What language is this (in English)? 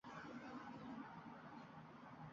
Uzbek